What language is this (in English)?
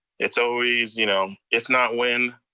English